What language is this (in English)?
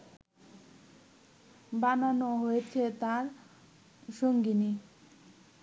Bangla